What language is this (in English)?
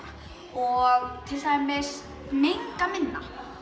Icelandic